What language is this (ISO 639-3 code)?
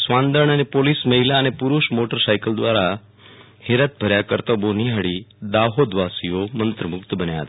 guj